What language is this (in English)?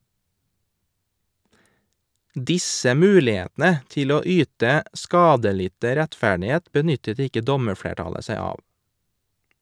Norwegian